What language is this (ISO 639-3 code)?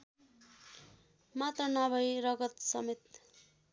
nep